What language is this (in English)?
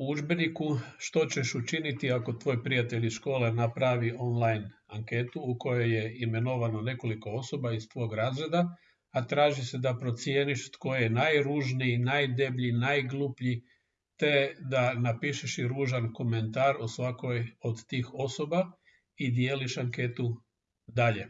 Croatian